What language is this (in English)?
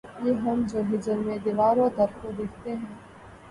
Urdu